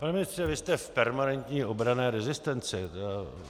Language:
Czech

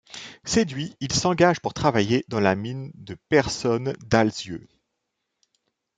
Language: French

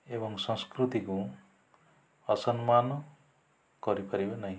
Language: Odia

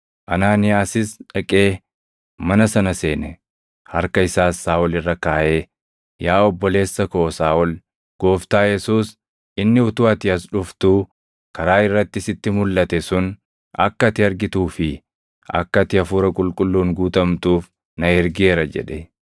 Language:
Oromo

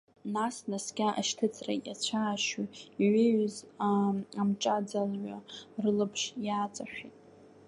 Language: Abkhazian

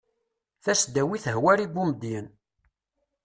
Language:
Kabyle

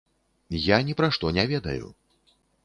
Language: Belarusian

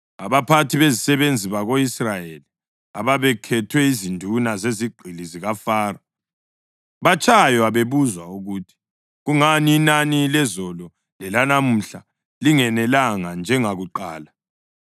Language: North Ndebele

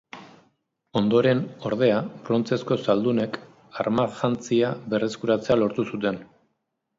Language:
Basque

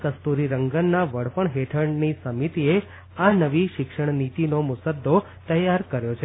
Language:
Gujarati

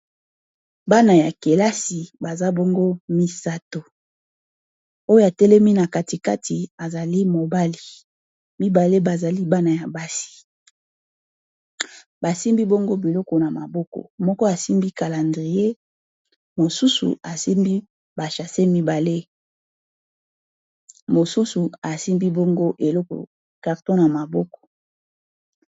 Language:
Lingala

